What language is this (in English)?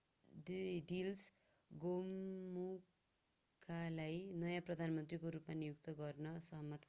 Nepali